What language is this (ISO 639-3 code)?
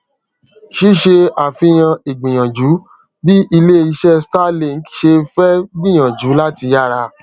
yor